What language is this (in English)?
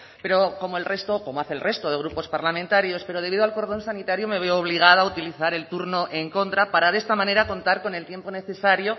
Spanish